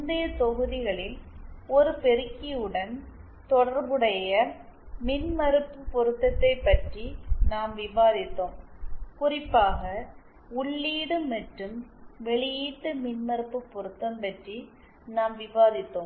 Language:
Tamil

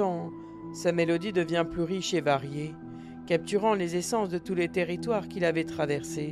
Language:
French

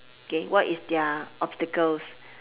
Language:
English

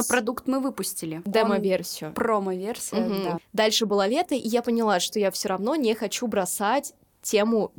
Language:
Russian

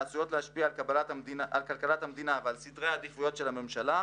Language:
Hebrew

